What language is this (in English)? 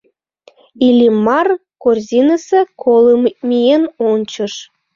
Mari